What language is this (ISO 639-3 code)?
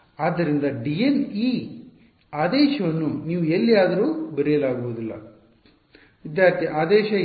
kan